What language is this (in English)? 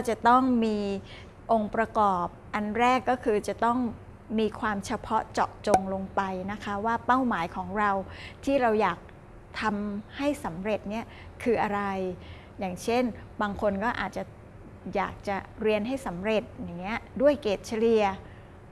Thai